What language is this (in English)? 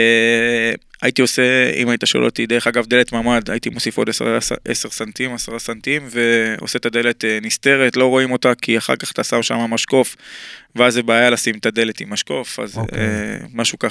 Hebrew